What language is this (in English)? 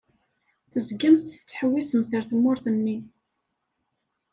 Kabyle